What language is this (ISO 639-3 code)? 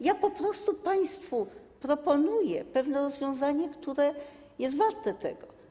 pol